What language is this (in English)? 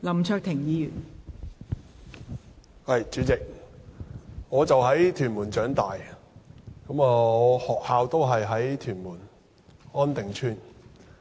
Cantonese